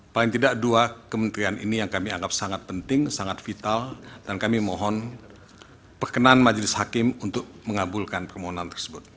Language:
Indonesian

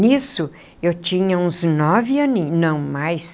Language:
Portuguese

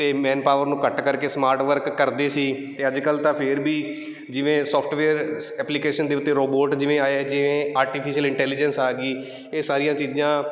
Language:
Punjabi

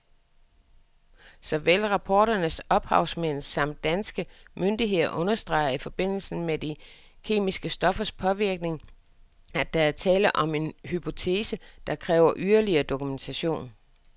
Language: Danish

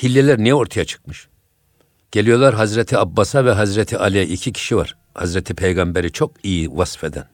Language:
Turkish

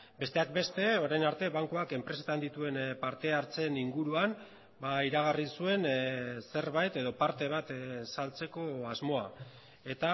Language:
Basque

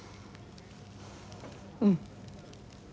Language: Japanese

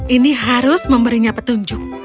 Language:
Indonesian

